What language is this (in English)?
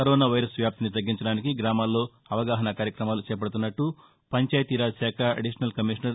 Telugu